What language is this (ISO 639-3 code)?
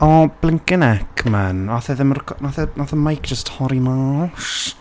cym